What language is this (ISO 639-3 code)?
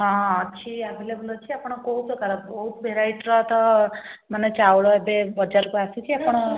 ori